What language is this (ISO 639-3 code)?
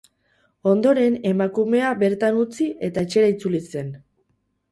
eus